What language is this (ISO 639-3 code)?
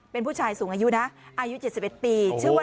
tha